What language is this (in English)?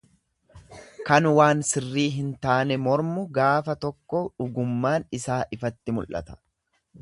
Oromo